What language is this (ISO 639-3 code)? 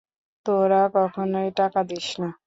ben